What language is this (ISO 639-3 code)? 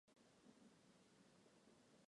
zho